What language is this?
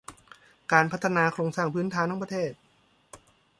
Thai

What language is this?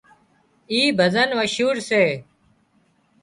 Wadiyara Koli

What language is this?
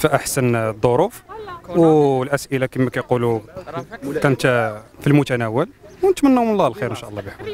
Arabic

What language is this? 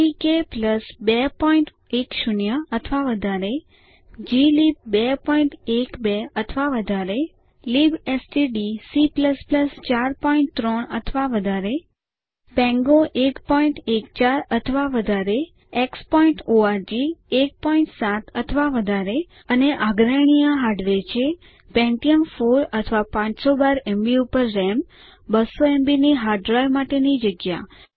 Gujarati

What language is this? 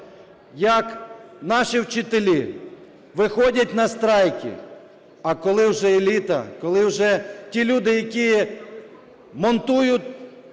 Ukrainian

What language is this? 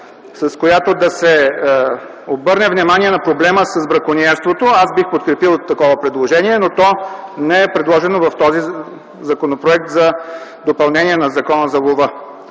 Bulgarian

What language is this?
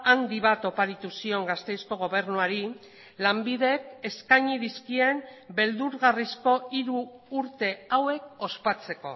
Basque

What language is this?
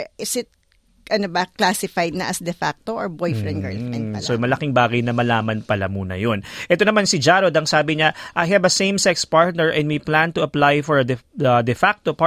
Filipino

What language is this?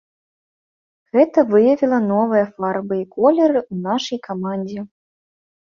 Belarusian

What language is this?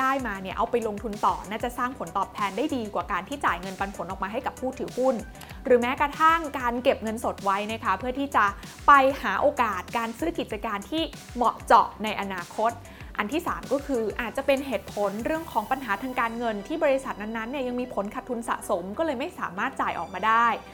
Thai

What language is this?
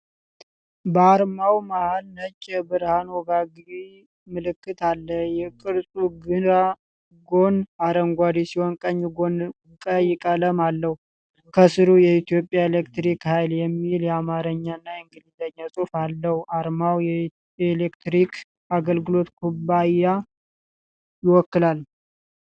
Amharic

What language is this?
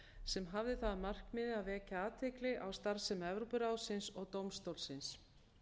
Icelandic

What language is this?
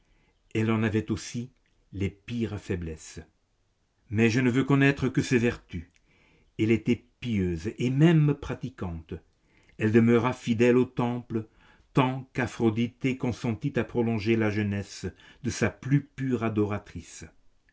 French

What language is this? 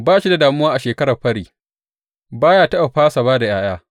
Hausa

